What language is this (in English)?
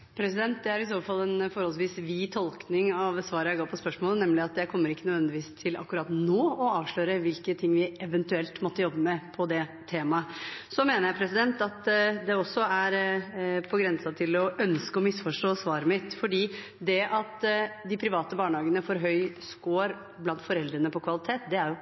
Norwegian Bokmål